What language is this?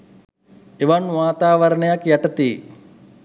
Sinhala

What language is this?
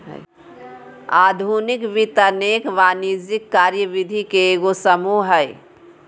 Magahi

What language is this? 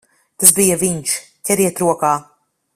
Latvian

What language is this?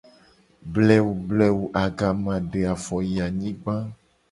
Gen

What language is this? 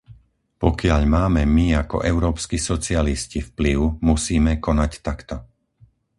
Slovak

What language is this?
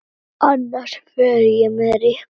Icelandic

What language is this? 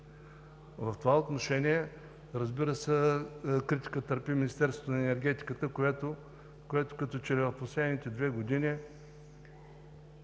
Bulgarian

